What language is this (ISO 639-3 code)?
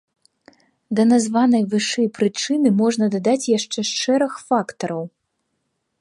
bel